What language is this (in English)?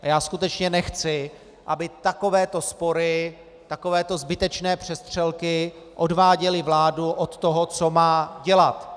Czech